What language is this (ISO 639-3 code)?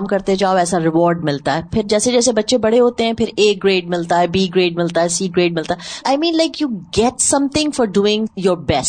urd